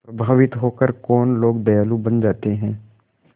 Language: Hindi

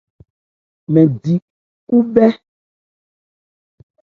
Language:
Ebrié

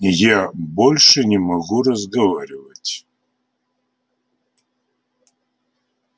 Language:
Russian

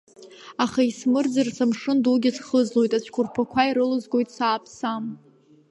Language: Abkhazian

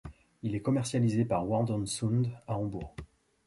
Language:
French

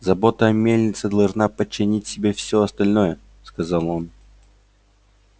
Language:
Russian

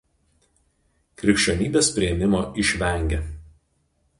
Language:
Lithuanian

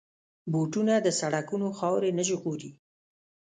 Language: Pashto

